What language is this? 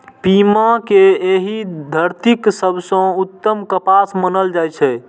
Maithili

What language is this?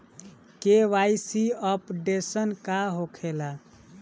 Bhojpuri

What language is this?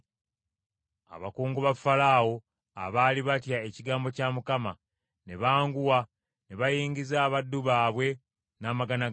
Ganda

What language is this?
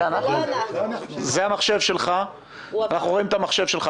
Hebrew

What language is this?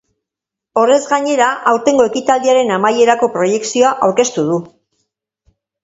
Basque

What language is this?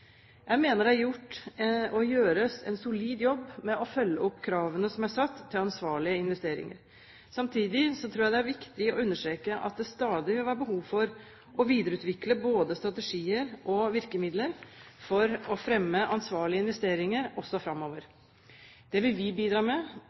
Norwegian Bokmål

